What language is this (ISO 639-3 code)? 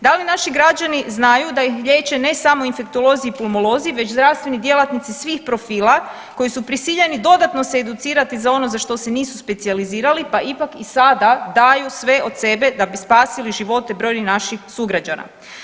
hrv